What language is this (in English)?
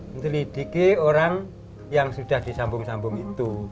Indonesian